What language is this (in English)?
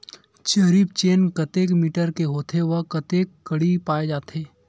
Chhattisgarhi